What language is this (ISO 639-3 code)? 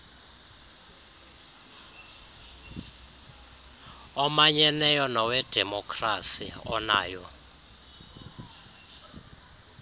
xho